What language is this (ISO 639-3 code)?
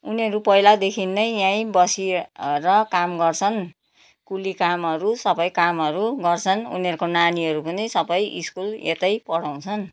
nep